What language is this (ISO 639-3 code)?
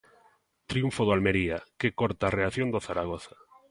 glg